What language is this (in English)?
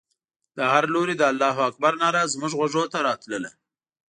Pashto